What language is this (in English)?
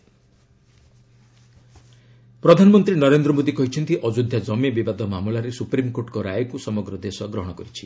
Odia